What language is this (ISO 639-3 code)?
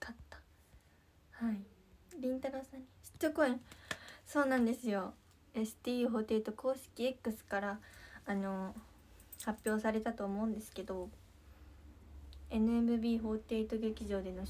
jpn